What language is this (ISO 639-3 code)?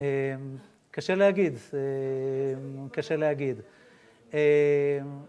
heb